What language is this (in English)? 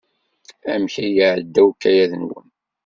Kabyle